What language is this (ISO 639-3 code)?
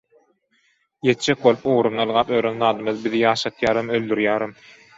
tuk